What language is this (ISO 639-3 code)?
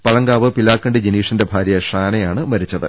mal